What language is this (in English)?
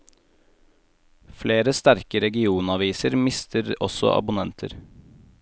Norwegian